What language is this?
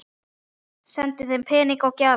Icelandic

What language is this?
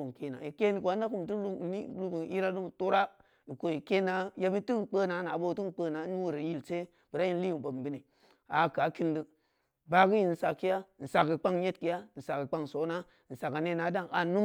Samba Leko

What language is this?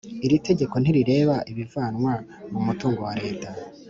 Kinyarwanda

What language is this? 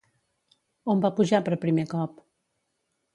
Catalan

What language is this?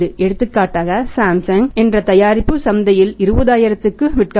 Tamil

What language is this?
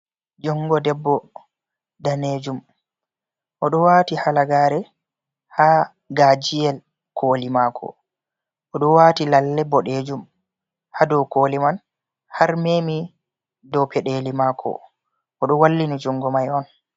Fula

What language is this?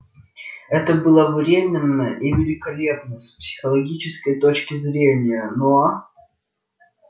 Russian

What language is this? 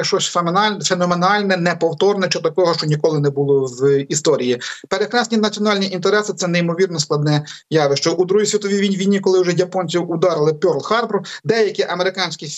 Ukrainian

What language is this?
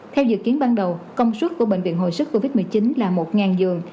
Vietnamese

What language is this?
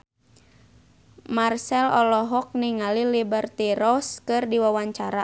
Sundanese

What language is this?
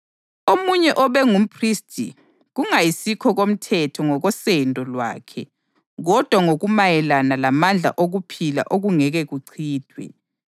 North Ndebele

